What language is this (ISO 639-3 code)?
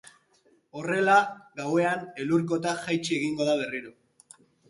eus